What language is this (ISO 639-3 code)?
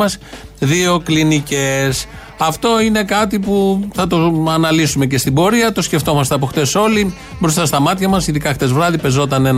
ell